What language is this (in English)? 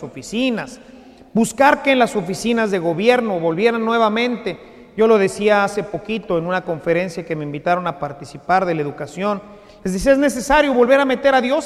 Spanish